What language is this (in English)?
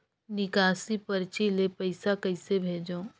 Chhattisgarhi